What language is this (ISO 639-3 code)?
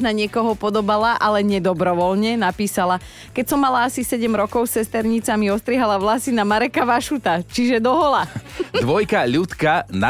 slk